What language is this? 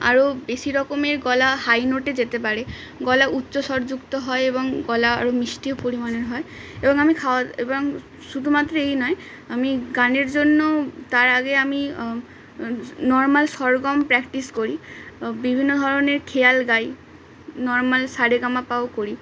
Bangla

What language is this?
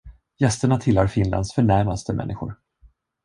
Swedish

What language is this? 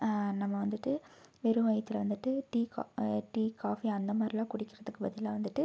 Tamil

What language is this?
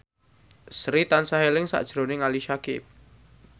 Javanese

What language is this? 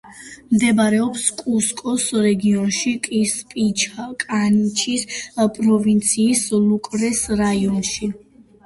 Georgian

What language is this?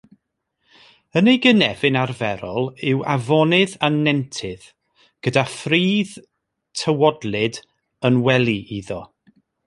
Welsh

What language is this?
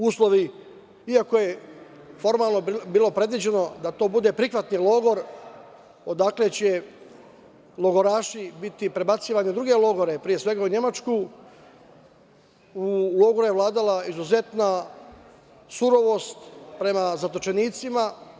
Serbian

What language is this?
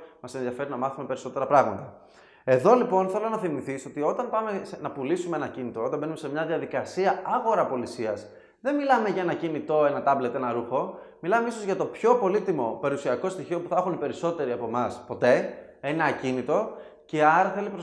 Greek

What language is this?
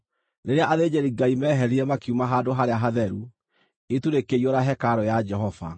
Kikuyu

